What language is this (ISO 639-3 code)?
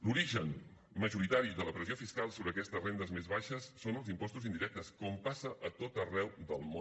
cat